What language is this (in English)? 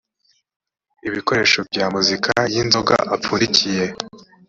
Kinyarwanda